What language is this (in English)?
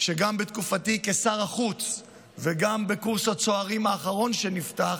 Hebrew